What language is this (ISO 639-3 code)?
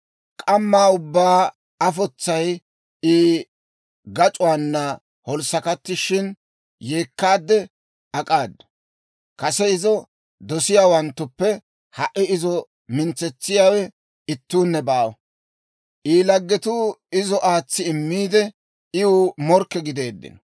dwr